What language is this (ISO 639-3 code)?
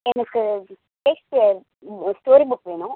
tam